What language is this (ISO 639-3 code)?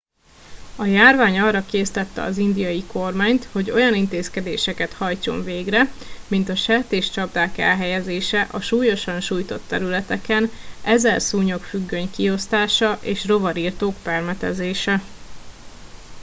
hun